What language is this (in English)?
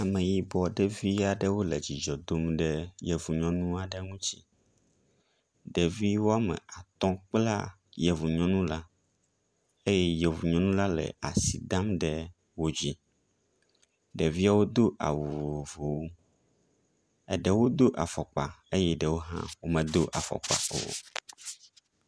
Ewe